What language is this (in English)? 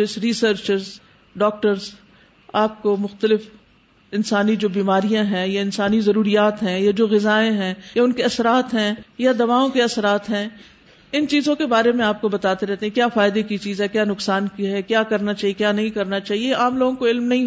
Urdu